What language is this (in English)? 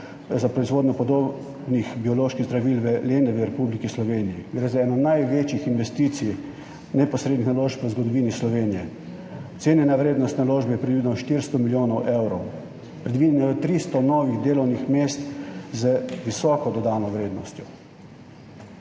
Slovenian